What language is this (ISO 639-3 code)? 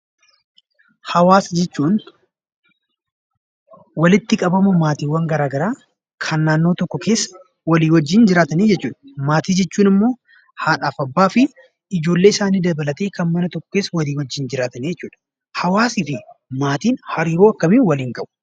orm